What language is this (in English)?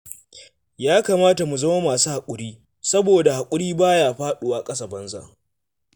Hausa